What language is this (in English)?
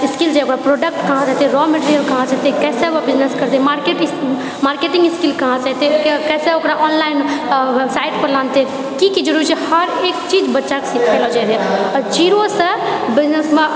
Maithili